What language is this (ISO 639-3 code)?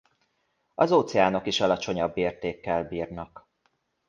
hun